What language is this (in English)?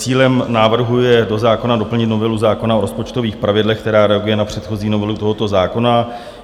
Czech